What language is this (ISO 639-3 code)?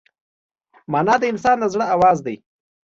pus